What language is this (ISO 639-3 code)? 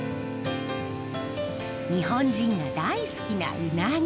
jpn